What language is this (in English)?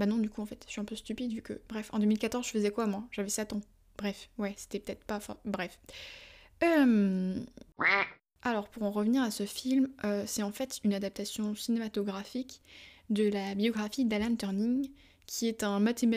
French